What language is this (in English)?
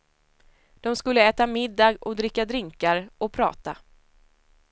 Swedish